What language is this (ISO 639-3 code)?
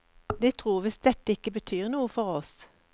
nor